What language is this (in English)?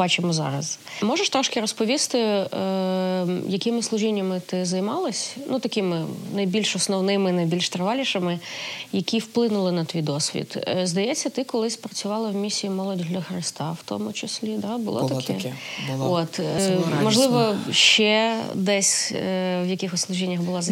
Ukrainian